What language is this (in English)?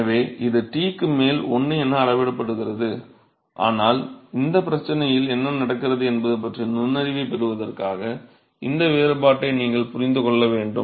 Tamil